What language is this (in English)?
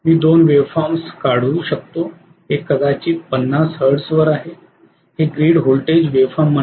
Marathi